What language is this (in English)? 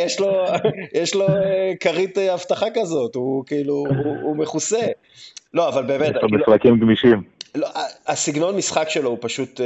Hebrew